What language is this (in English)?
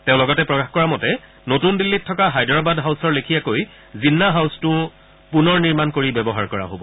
Assamese